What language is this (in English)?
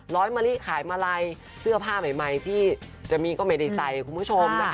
Thai